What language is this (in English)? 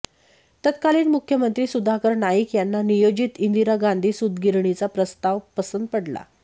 Marathi